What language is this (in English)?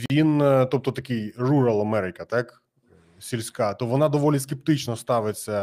Ukrainian